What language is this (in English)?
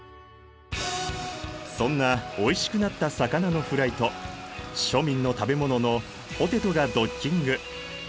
Japanese